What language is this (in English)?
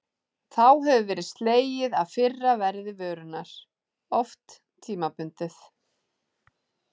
Icelandic